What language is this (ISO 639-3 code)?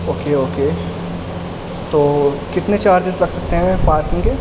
urd